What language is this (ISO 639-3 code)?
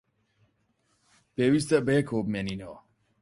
ckb